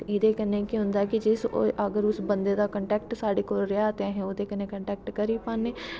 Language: Dogri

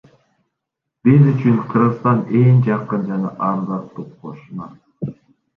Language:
Kyrgyz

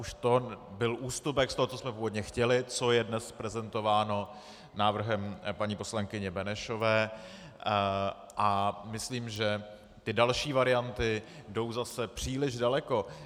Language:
Czech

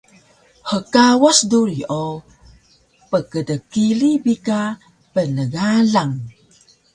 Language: Taroko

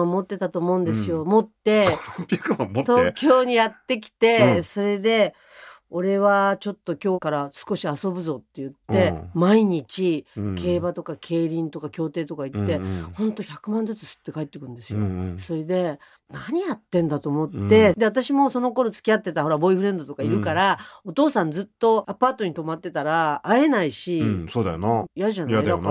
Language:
Japanese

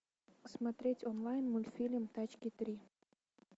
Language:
Russian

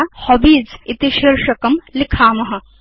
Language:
Sanskrit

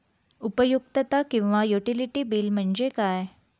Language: Marathi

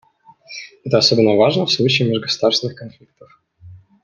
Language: Russian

